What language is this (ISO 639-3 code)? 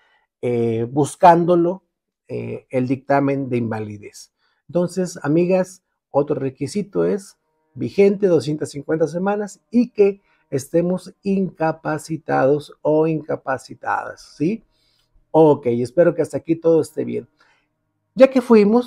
spa